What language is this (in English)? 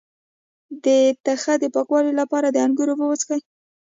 Pashto